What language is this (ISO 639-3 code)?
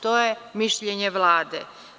srp